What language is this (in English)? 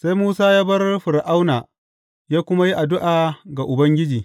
Hausa